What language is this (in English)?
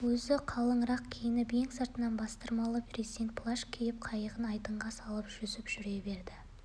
Kazakh